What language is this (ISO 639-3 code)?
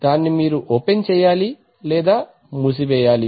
tel